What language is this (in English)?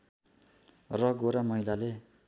Nepali